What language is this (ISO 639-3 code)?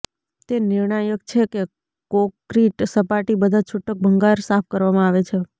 guj